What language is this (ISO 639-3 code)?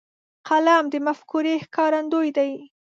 pus